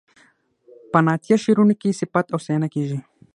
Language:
Pashto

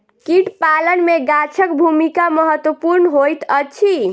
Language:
Maithili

